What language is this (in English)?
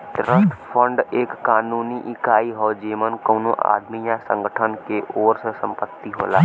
Bhojpuri